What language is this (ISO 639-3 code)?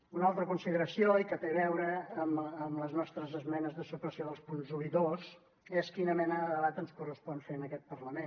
cat